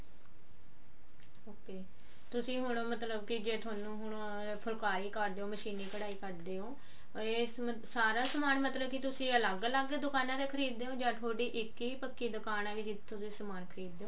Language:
Punjabi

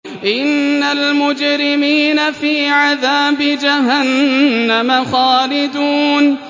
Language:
Arabic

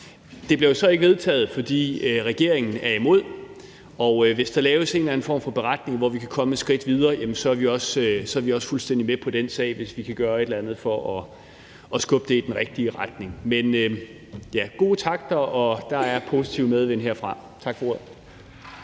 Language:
Danish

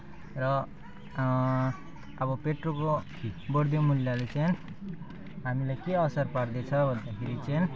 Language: Nepali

